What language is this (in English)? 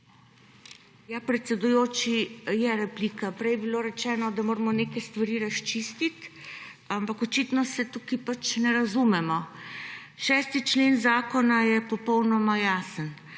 Slovenian